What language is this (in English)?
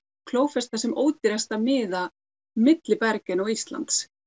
Icelandic